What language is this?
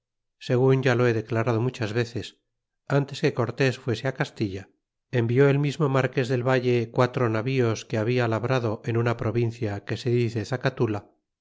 Spanish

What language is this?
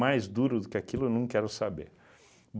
Portuguese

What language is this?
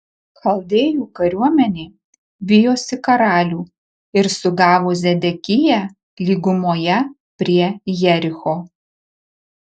Lithuanian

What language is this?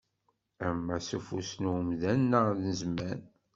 Kabyle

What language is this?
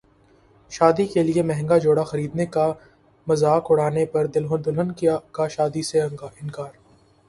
Urdu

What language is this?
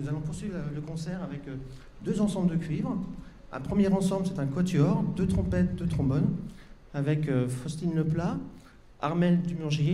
French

